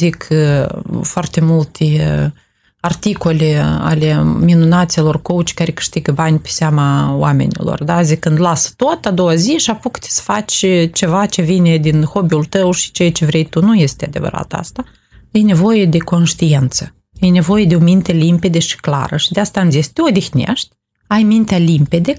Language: Romanian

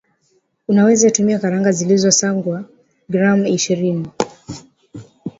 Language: Swahili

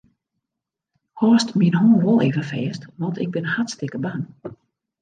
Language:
Western Frisian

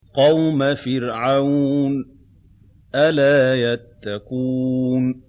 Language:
Arabic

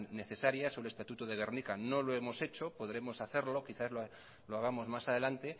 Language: Spanish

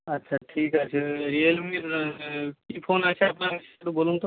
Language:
Bangla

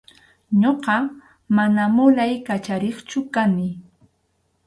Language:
Arequipa-La Unión Quechua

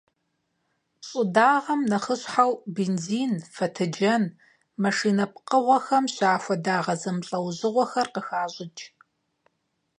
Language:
Kabardian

